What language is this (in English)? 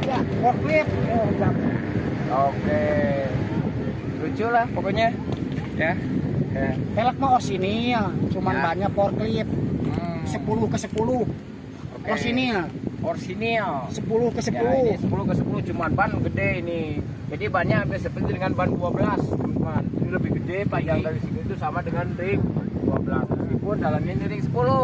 Indonesian